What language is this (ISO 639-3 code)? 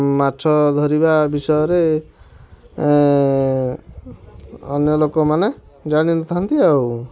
ori